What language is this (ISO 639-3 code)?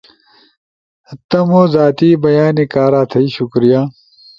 ush